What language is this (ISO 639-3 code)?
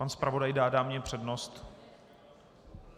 ces